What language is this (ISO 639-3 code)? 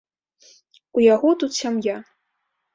bel